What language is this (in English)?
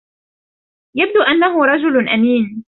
Arabic